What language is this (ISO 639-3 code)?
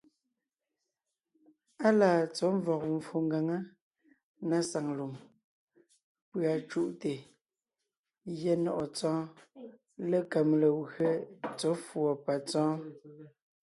nnh